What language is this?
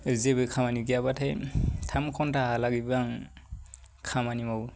Bodo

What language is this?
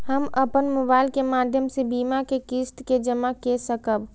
Maithili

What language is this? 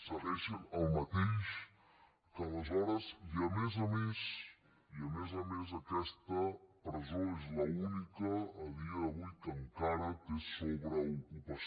Catalan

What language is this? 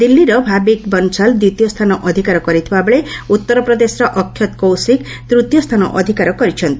Odia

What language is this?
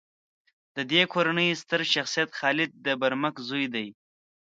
Pashto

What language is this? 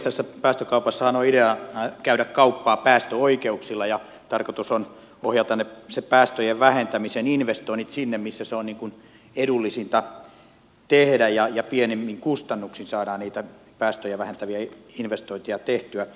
Finnish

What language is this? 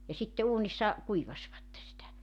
Finnish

